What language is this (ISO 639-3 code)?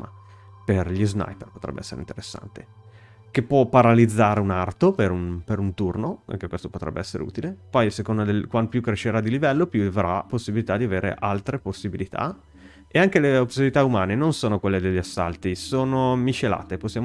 ita